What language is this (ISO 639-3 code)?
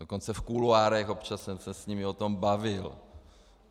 ces